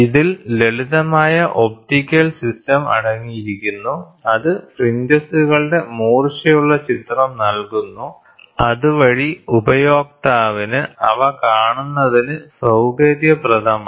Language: Malayalam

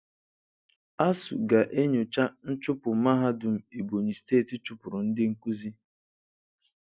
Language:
Igbo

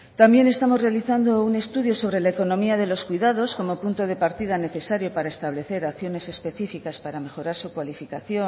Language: Spanish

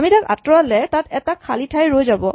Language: Assamese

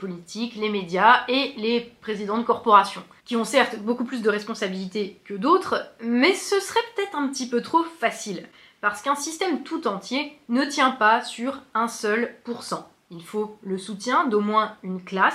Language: French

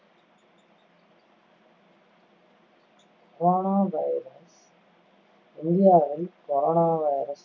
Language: Tamil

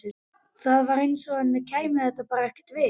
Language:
Icelandic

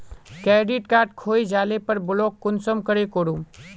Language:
Magahi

